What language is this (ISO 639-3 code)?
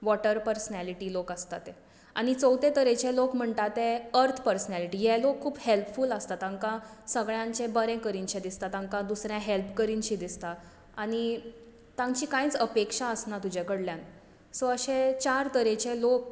kok